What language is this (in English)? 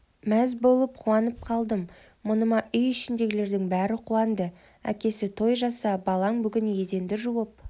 Kazakh